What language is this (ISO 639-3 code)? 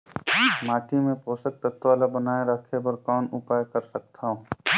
hne